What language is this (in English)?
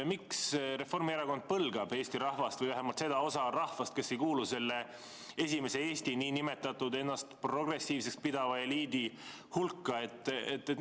Estonian